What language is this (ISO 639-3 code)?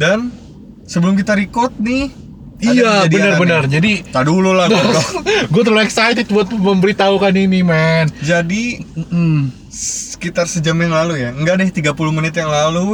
ind